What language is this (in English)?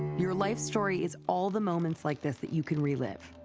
English